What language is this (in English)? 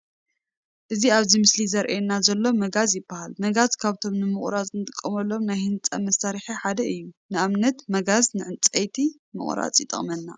Tigrinya